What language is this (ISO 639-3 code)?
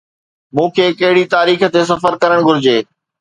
snd